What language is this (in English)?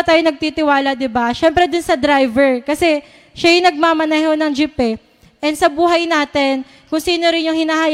Filipino